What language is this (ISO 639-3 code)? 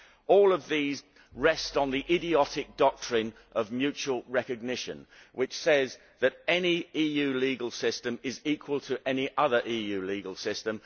eng